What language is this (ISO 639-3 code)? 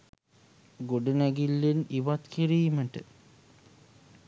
sin